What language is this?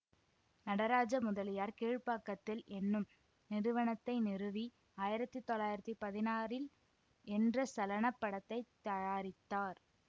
Tamil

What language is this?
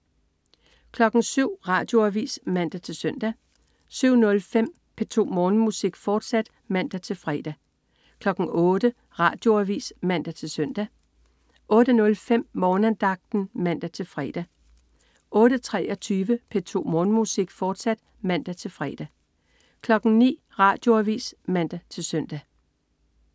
Danish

